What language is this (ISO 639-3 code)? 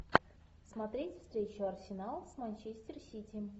rus